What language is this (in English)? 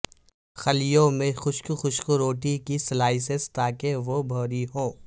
Urdu